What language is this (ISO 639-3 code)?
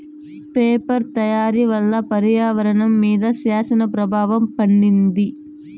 tel